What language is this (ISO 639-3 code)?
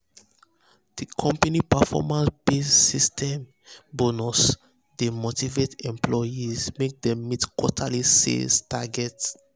pcm